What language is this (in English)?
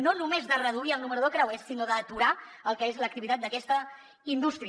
Catalan